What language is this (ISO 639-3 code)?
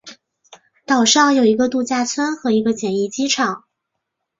zho